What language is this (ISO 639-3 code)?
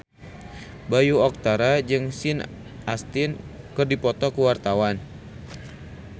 sun